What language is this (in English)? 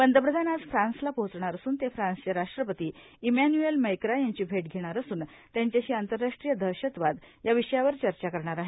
Marathi